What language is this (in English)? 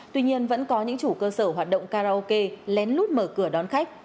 Vietnamese